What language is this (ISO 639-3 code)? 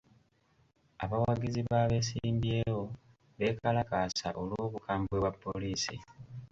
lug